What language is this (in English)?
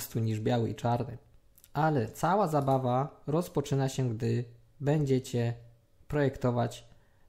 Polish